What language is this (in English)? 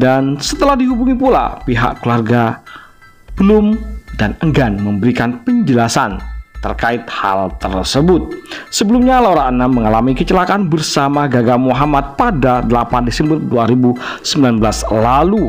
Indonesian